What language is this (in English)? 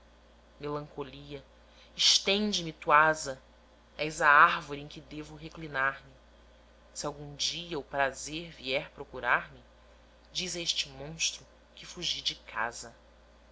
Portuguese